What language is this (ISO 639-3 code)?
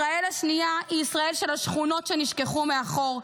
heb